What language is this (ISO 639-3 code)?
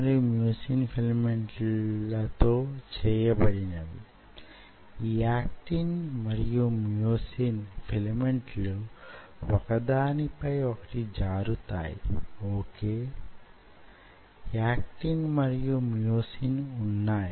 tel